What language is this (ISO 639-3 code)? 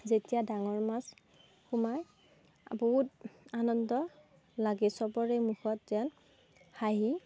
asm